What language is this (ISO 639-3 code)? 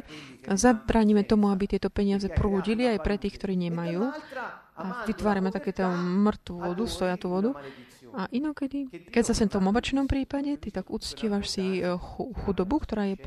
slk